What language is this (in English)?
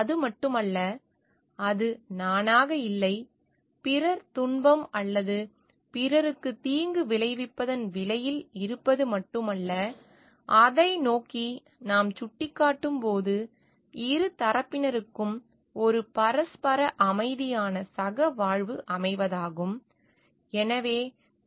Tamil